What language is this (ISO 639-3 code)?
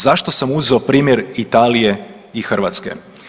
hrv